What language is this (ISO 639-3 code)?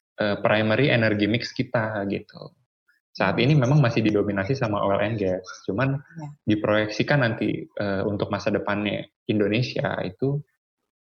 ind